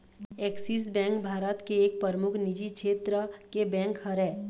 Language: Chhattisgarhi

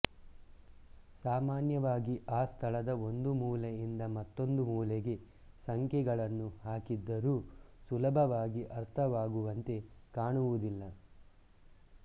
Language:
Kannada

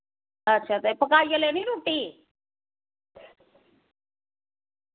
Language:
Dogri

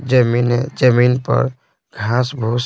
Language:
Hindi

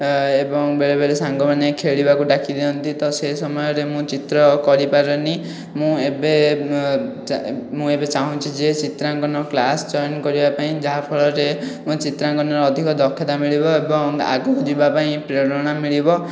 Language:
Odia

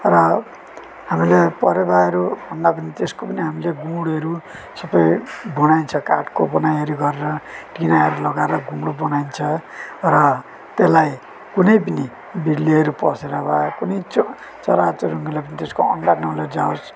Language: Nepali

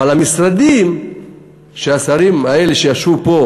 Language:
Hebrew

